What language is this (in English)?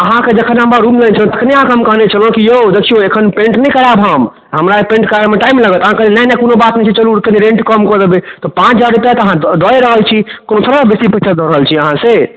Maithili